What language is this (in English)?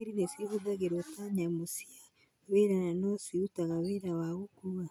Kikuyu